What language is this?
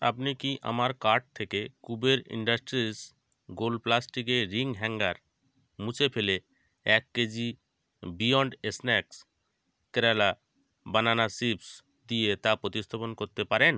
Bangla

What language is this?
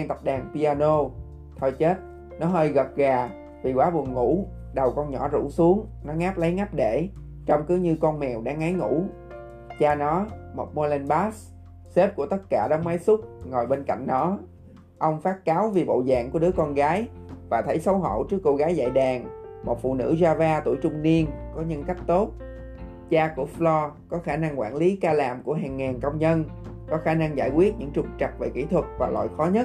Vietnamese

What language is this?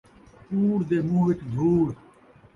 Saraiki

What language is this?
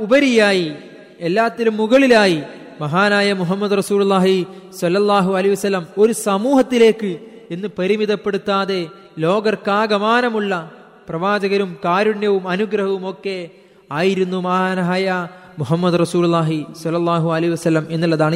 Malayalam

